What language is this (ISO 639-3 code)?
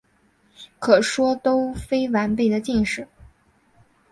zho